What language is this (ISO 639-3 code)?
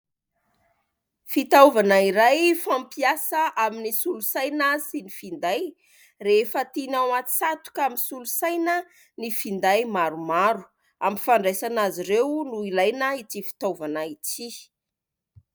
mlg